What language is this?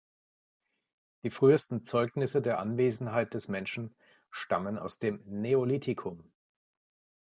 German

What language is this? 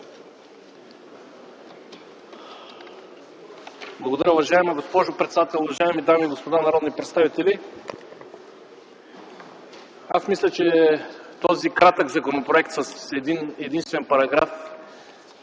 Bulgarian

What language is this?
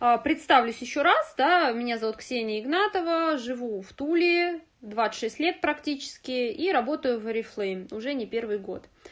Russian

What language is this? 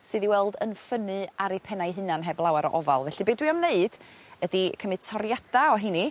Welsh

